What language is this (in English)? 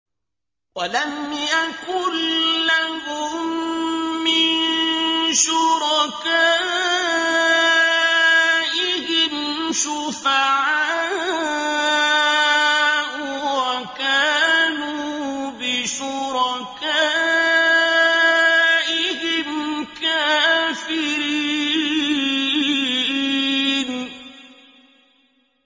Arabic